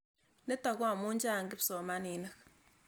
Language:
Kalenjin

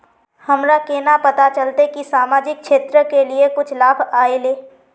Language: Magahi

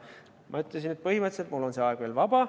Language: Estonian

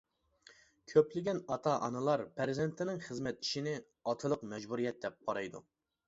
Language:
Uyghur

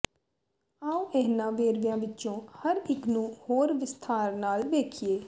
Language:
Punjabi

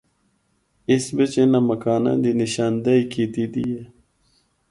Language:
Northern Hindko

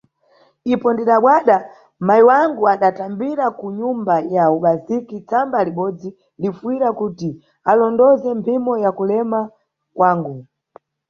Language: Nyungwe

